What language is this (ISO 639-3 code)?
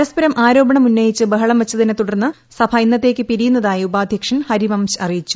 mal